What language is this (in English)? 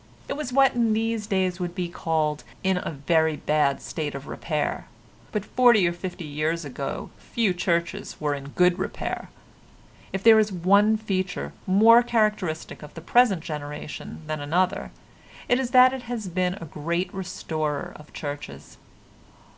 English